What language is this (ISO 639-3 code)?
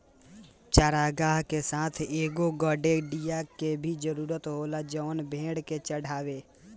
bho